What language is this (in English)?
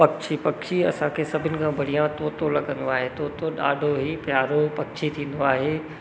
Sindhi